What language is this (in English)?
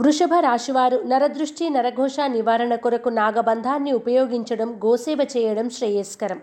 Telugu